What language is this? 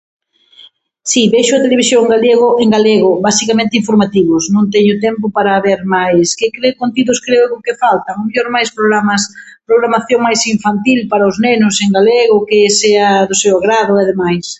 Galician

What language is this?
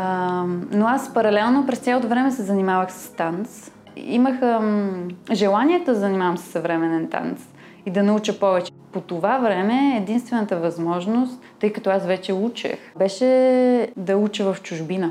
Bulgarian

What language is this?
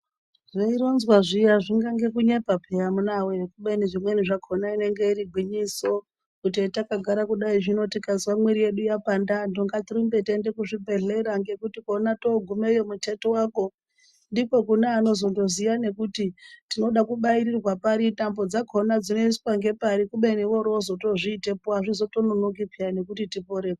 Ndau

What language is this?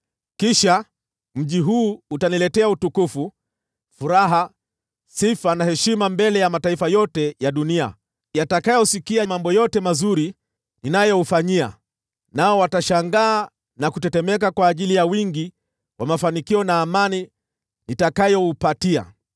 Swahili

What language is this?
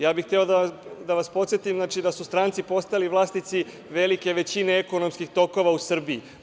Serbian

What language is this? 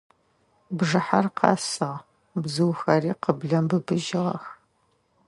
Adyghe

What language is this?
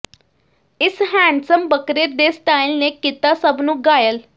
Punjabi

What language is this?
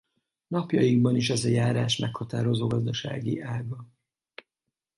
Hungarian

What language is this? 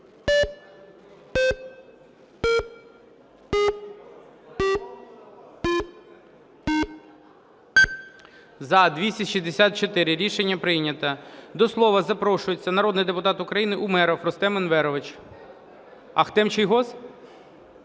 Ukrainian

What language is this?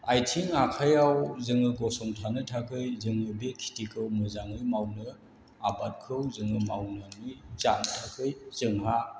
Bodo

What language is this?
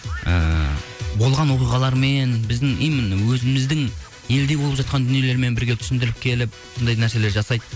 Kazakh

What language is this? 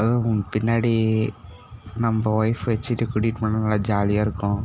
Tamil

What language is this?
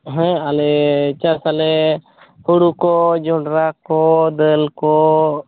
Santali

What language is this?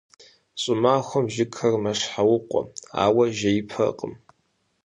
Kabardian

